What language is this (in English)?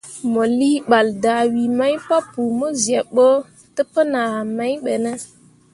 Mundang